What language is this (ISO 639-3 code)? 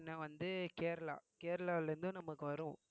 tam